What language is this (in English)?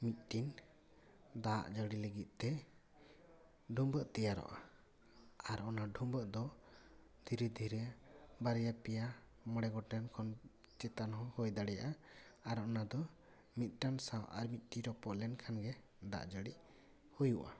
Santali